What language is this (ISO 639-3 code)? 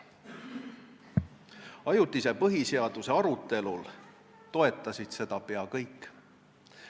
est